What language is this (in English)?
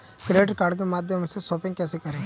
Hindi